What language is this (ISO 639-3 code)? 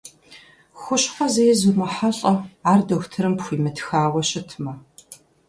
kbd